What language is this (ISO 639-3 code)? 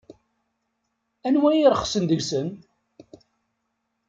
kab